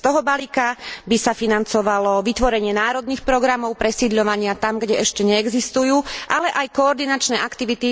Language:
Slovak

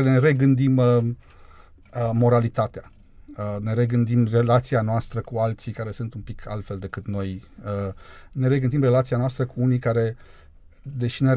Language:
Romanian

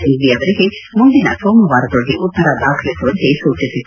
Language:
Kannada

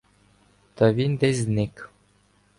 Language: Ukrainian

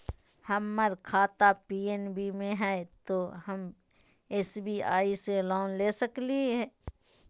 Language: Magahi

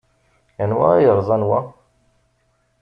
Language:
Kabyle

